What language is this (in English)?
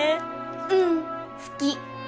Japanese